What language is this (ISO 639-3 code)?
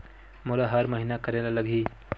hne